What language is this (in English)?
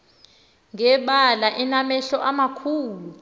Xhosa